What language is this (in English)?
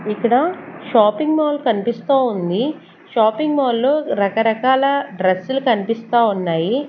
Telugu